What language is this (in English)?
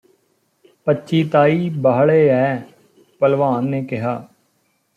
Punjabi